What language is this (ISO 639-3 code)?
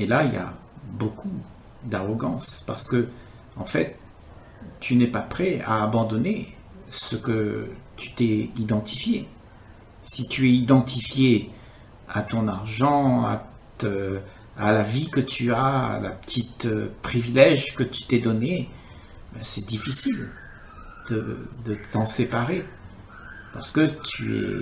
fra